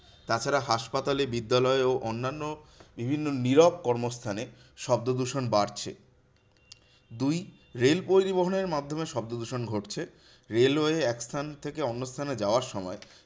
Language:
Bangla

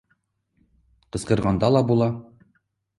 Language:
Bashkir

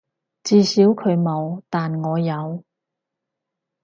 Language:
Cantonese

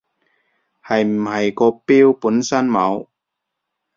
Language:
Cantonese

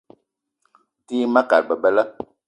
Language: Eton (Cameroon)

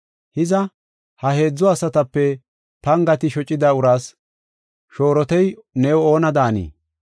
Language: Gofa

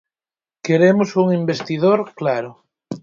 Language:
Galician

